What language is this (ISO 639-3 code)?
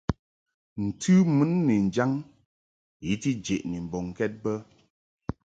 mhk